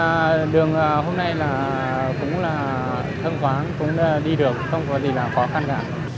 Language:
Vietnamese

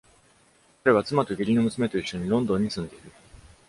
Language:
Japanese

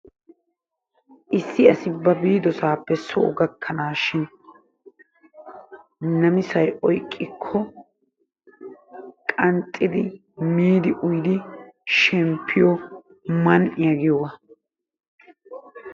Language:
Wolaytta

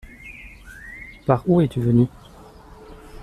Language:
French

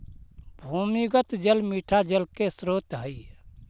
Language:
Magahi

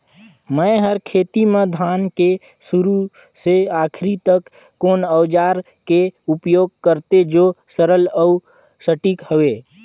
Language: Chhattisgarhi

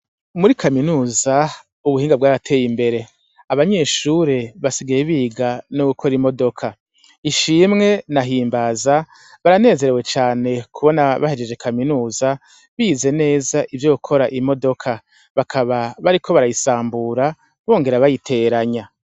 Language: Rundi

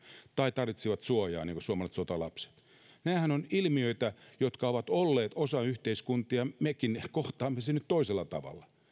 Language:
Finnish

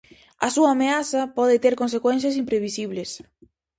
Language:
Galician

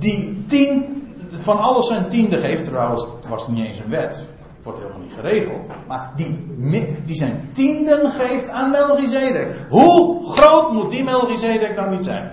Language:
Dutch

